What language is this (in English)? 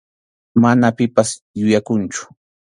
Arequipa-La Unión Quechua